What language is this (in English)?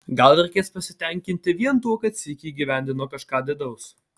Lithuanian